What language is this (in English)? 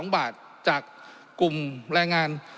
Thai